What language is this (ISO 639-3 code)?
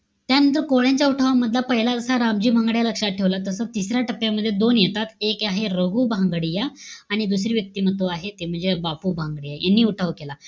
mar